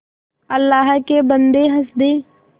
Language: Hindi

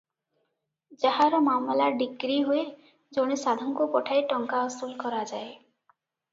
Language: Odia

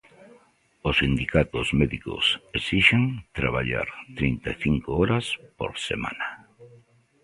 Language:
Galician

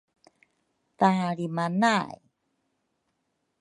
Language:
Rukai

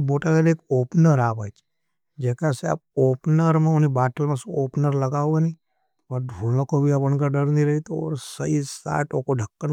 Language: Nimadi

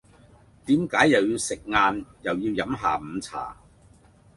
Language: Cantonese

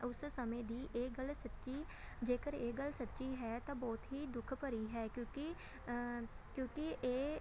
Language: Punjabi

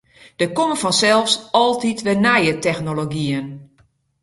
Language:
Western Frisian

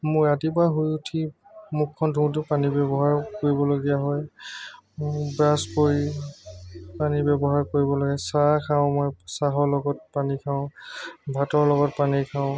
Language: Assamese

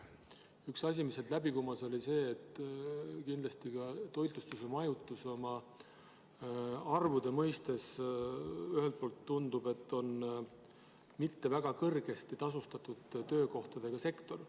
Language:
Estonian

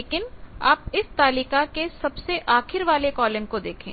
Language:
Hindi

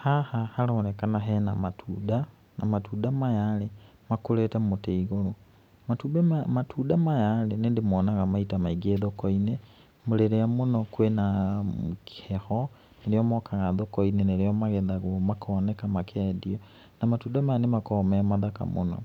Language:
Kikuyu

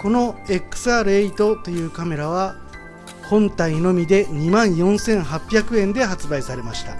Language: Japanese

